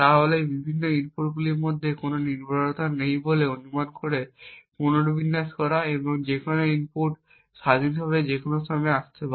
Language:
Bangla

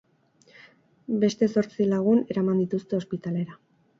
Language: Basque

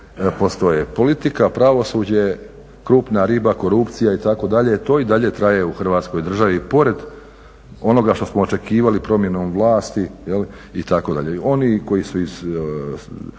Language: Croatian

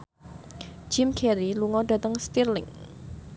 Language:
Javanese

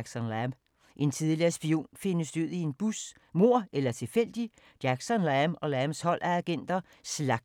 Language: Danish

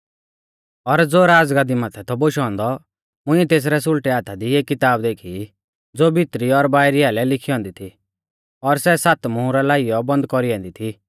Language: Mahasu Pahari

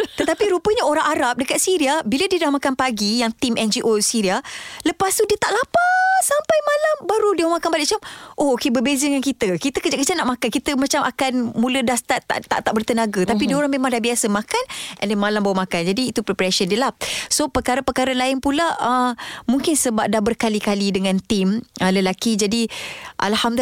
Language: Malay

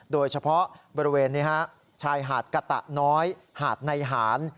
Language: Thai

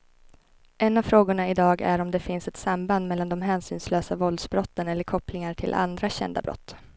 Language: Swedish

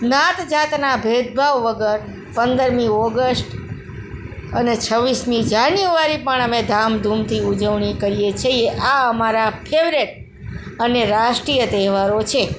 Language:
Gujarati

